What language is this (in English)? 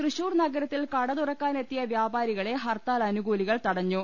Malayalam